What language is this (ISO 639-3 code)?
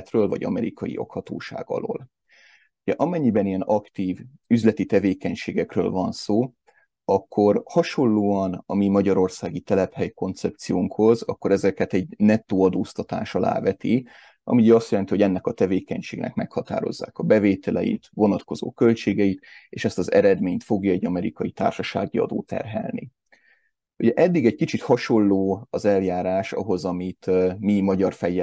hun